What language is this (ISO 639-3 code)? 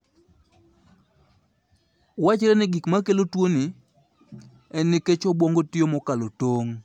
luo